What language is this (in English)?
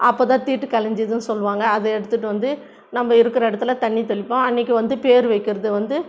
Tamil